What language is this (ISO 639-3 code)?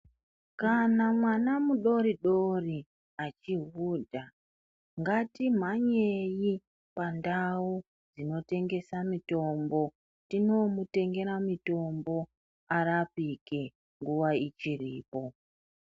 ndc